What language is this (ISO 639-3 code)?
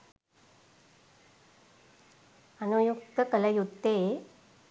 sin